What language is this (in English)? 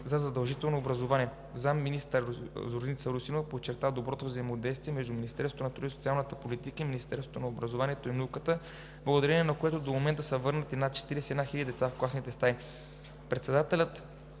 Bulgarian